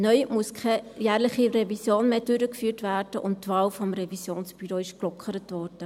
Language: Swiss German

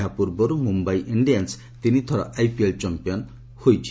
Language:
Odia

